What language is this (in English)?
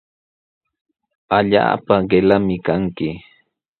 Sihuas Ancash Quechua